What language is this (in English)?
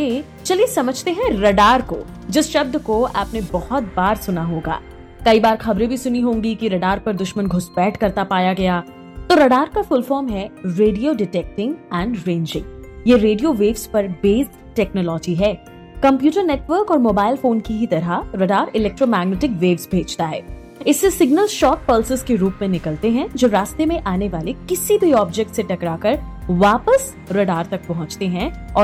Hindi